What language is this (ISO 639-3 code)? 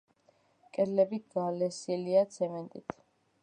kat